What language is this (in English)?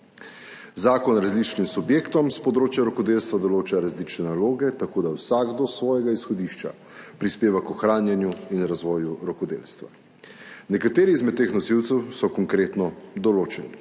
Slovenian